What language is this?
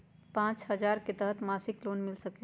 Magahi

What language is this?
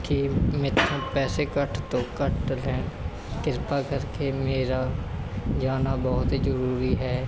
Punjabi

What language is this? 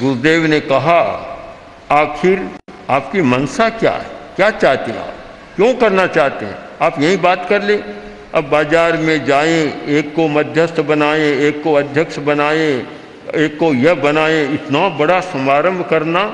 Hindi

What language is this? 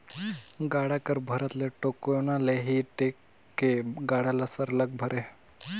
Chhattisgarhi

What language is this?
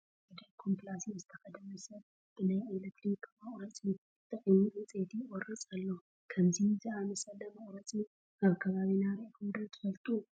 Tigrinya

